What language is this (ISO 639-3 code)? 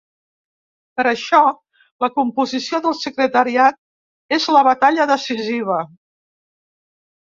cat